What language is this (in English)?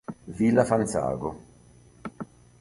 Italian